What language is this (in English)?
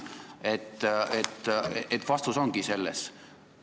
Estonian